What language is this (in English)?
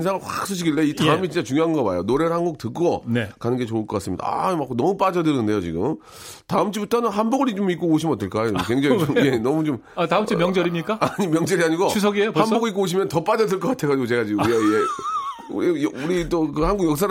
Korean